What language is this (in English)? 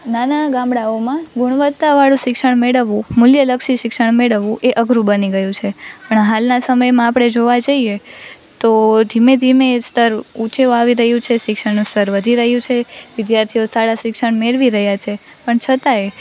Gujarati